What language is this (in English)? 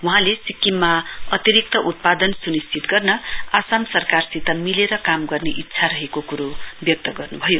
Nepali